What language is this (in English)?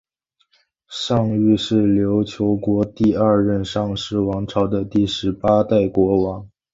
Chinese